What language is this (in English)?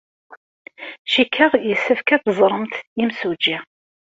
Kabyle